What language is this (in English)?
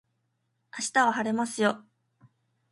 Japanese